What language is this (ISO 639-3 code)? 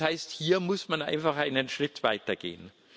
deu